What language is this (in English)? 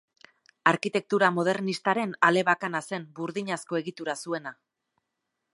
Basque